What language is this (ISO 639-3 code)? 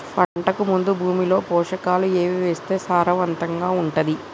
tel